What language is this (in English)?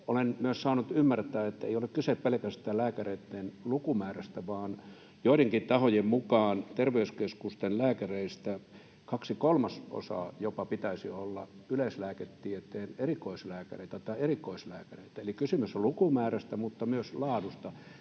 Finnish